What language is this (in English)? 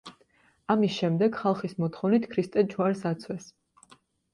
Georgian